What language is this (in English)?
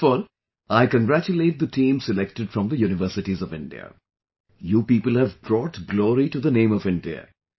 English